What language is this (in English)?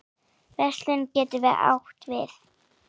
Icelandic